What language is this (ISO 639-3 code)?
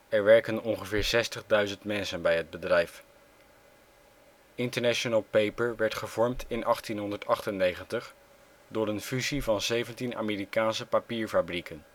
nld